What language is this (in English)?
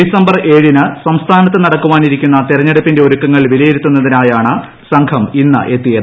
Malayalam